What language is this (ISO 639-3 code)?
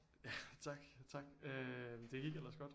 dan